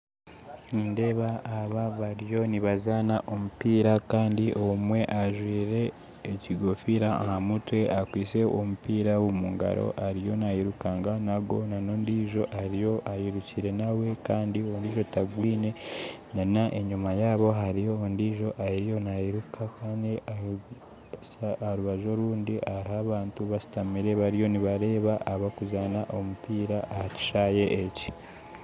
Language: Nyankole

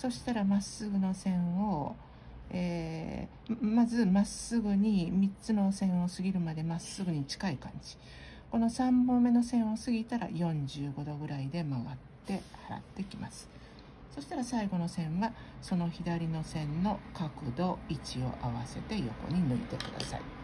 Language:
Japanese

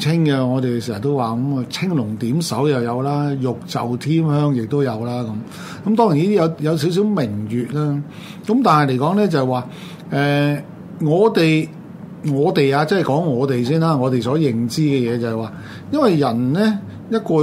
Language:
Chinese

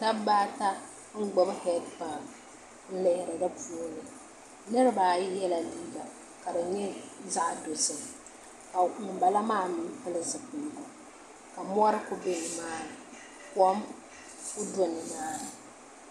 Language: Dagbani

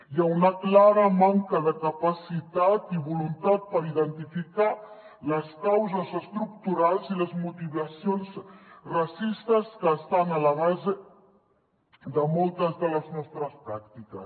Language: Catalan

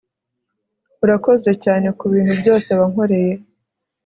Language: Kinyarwanda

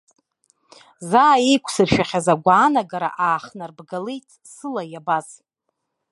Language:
Abkhazian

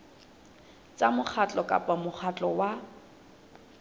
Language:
Southern Sotho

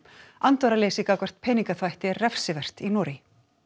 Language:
Icelandic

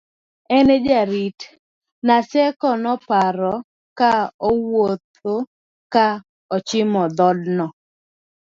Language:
Luo (Kenya and Tanzania)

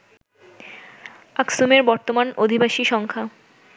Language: Bangla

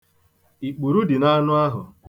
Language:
Igbo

